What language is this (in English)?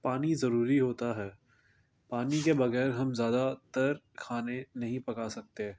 Urdu